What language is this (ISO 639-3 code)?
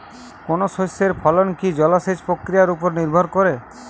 ben